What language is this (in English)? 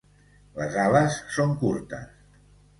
Catalan